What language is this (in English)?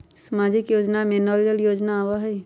Magahi